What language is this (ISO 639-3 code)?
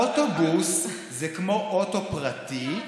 heb